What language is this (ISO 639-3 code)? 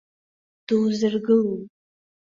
abk